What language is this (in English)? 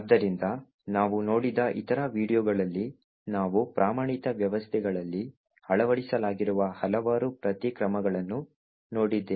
Kannada